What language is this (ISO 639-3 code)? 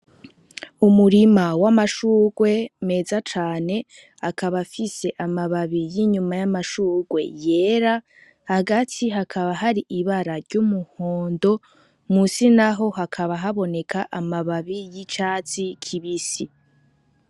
run